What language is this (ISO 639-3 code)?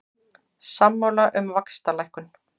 isl